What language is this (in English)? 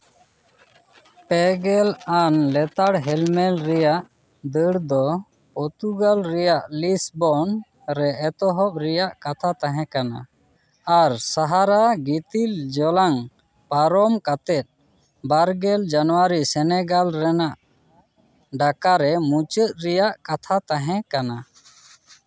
Santali